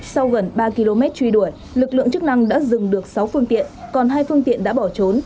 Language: Vietnamese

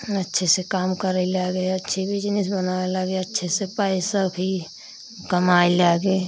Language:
Hindi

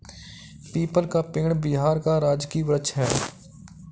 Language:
Hindi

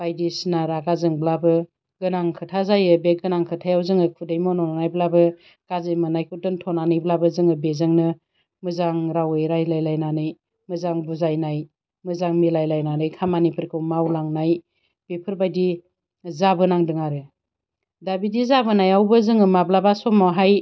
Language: Bodo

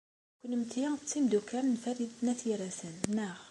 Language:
Kabyle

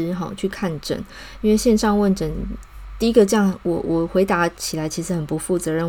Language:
Chinese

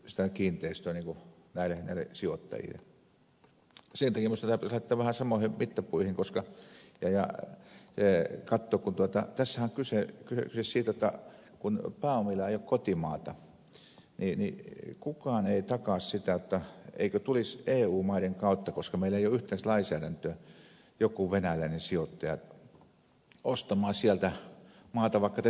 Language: Finnish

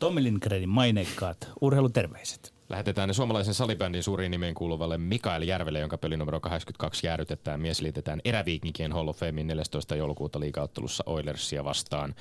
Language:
Finnish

